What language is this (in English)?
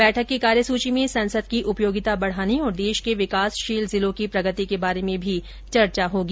Hindi